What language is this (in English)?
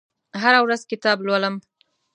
Pashto